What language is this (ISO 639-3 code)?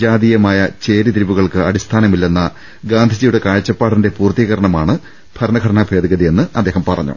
mal